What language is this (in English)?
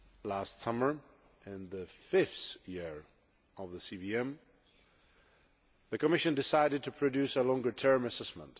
English